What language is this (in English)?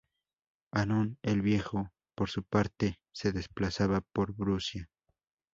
Spanish